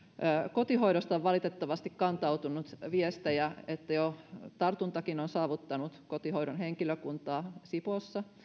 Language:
Finnish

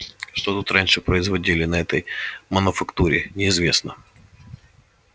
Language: Russian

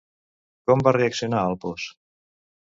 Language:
Catalan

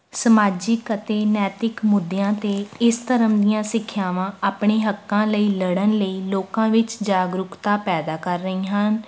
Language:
Punjabi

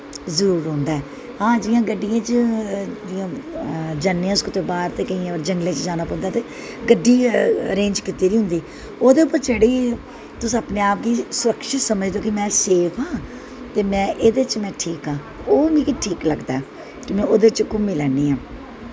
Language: Dogri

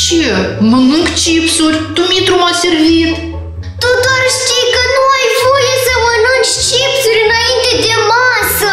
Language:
Romanian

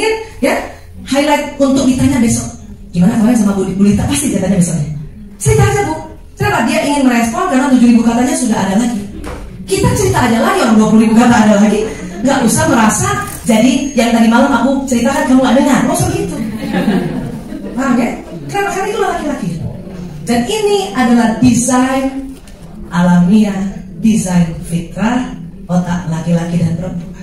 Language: Indonesian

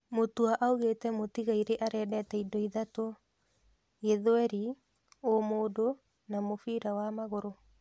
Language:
Kikuyu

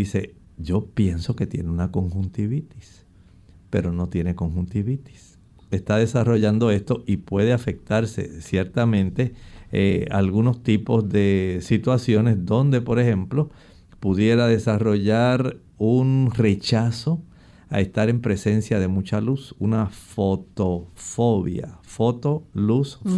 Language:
Spanish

